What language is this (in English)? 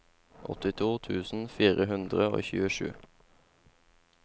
Norwegian